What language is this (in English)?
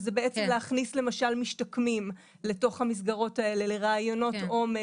Hebrew